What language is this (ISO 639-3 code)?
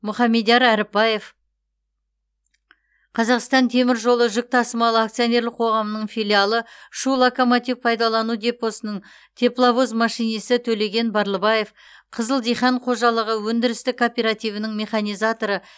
kaz